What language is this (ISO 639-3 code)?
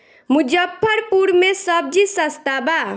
bho